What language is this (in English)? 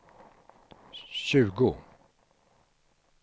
Swedish